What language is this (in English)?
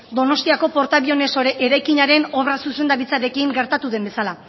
Basque